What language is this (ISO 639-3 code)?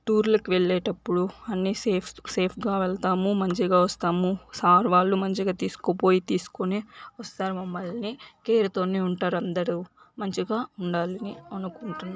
tel